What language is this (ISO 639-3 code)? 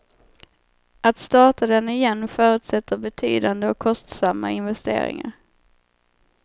swe